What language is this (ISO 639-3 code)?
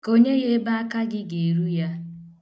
ibo